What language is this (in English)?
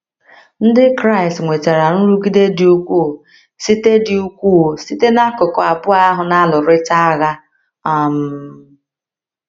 Igbo